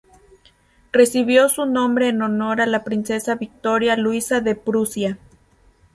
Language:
Spanish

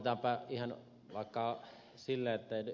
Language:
Finnish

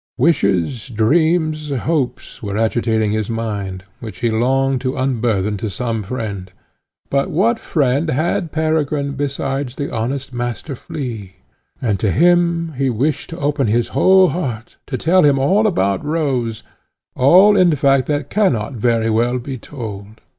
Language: English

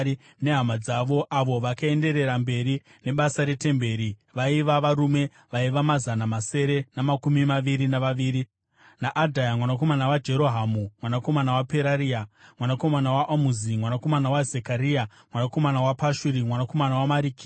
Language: Shona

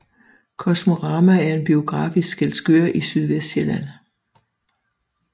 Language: Danish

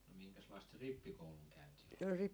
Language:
Finnish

